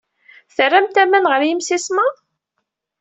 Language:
Kabyle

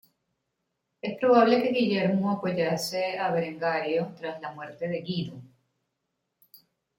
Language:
Spanish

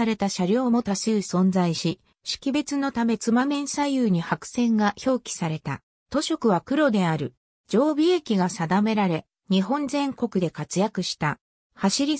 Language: Japanese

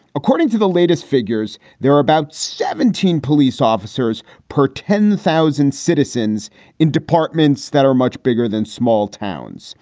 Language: English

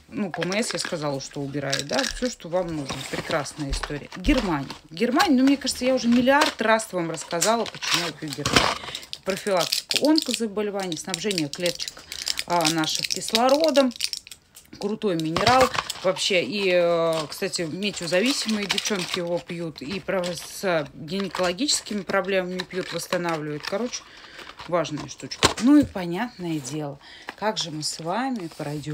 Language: Russian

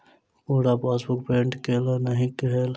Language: Maithili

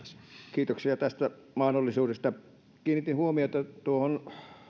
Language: Finnish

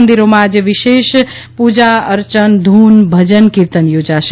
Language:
Gujarati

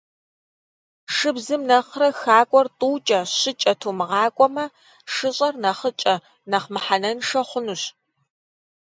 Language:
Kabardian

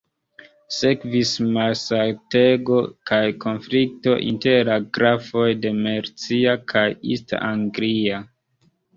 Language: Esperanto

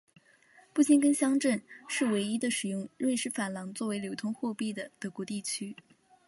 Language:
Chinese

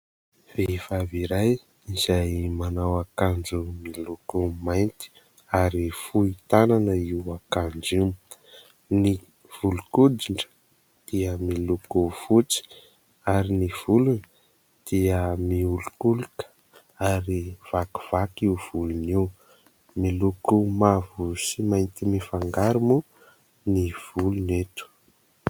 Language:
Malagasy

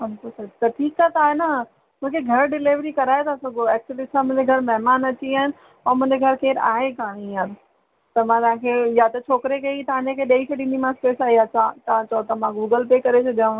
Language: Sindhi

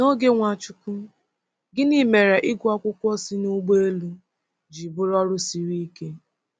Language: Igbo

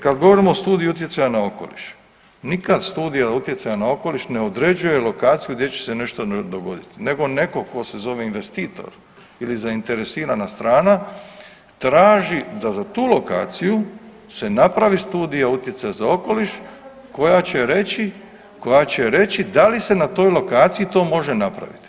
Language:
Croatian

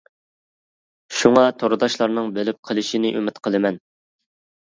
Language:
Uyghur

